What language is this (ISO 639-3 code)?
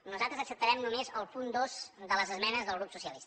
cat